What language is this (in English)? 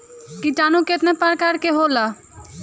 Bhojpuri